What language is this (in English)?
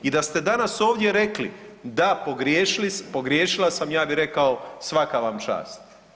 Croatian